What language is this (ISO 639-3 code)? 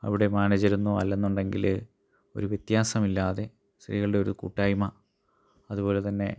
mal